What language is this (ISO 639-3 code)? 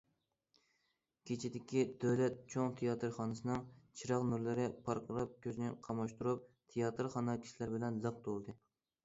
uig